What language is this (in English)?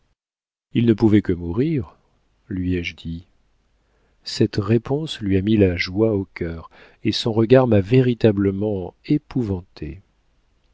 French